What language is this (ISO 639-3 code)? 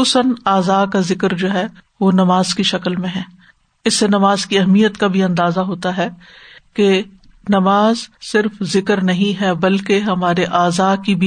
urd